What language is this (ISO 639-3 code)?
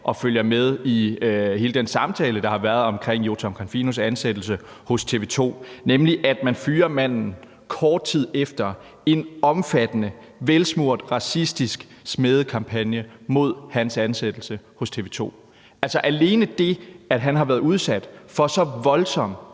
dan